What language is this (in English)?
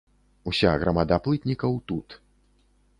Belarusian